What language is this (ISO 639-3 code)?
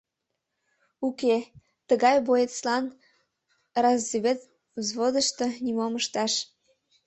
chm